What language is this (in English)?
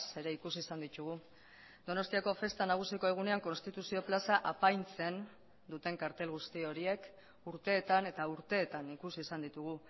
Basque